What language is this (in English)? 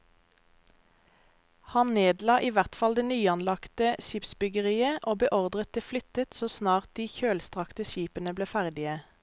Norwegian